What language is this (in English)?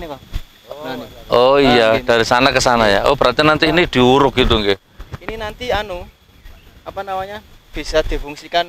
Indonesian